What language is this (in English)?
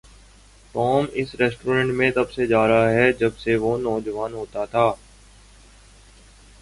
Urdu